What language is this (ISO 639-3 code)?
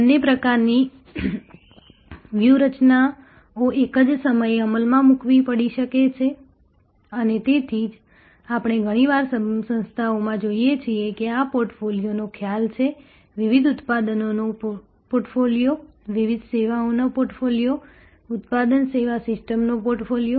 guj